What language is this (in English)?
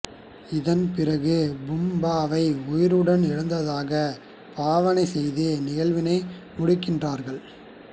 Tamil